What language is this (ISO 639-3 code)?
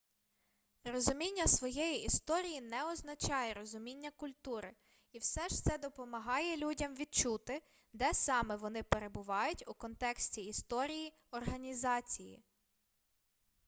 ukr